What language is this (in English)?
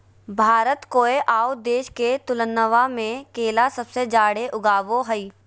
Magahi